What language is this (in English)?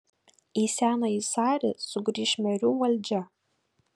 Lithuanian